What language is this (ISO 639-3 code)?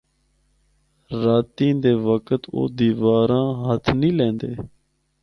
hno